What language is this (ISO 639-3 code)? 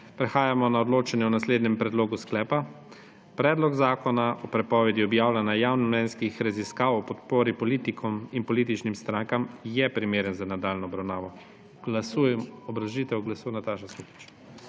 slv